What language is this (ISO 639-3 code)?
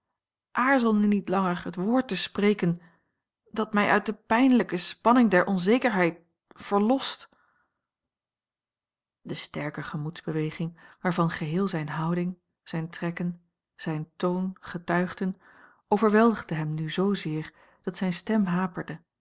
nld